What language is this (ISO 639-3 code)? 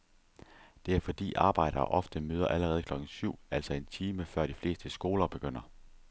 dan